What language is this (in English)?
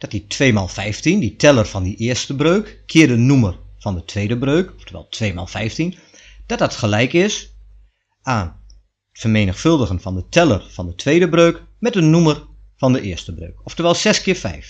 Dutch